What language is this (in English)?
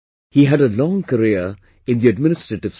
English